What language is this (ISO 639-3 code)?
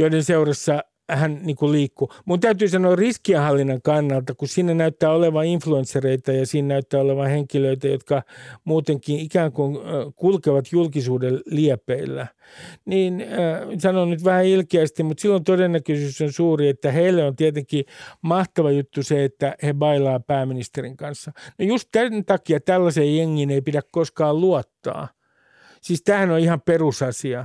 fin